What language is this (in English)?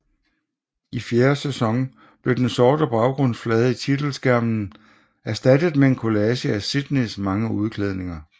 Danish